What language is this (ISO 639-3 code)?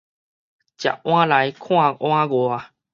nan